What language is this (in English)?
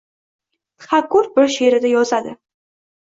Uzbek